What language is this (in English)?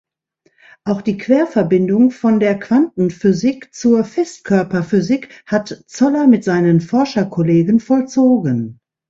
German